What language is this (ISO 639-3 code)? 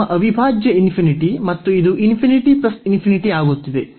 kan